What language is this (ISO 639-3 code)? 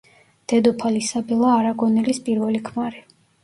kat